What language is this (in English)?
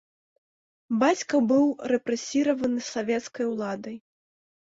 Belarusian